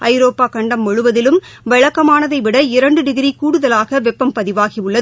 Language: Tamil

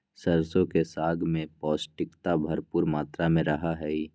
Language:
Magahi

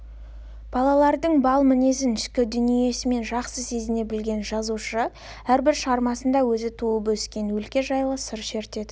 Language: Kazakh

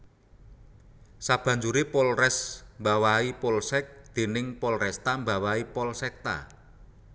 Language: Javanese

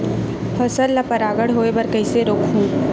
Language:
Chhattisgarhi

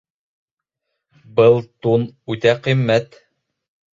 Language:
Bashkir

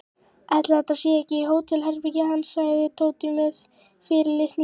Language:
Icelandic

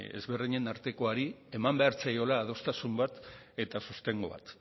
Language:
Basque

